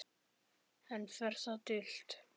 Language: Icelandic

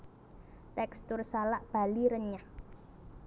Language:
Javanese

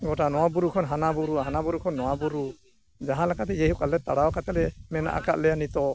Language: Santali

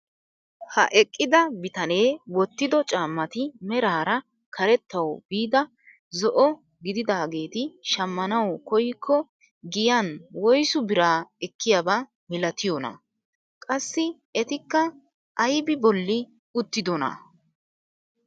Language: Wolaytta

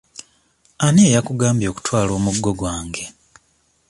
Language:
Ganda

